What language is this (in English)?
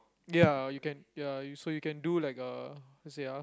English